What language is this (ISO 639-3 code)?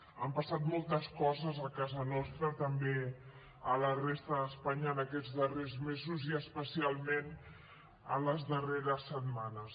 cat